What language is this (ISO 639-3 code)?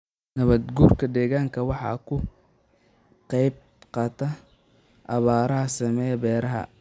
som